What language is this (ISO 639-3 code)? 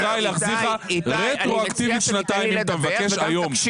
heb